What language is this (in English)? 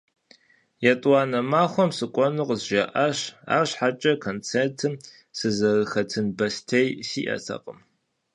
Kabardian